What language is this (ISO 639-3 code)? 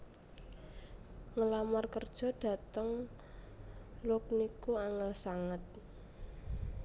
jav